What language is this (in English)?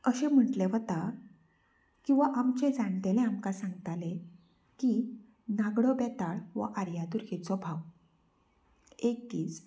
Konkani